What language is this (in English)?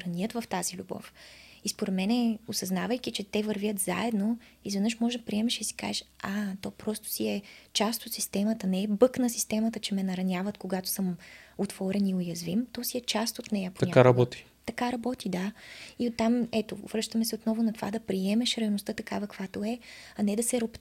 Bulgarian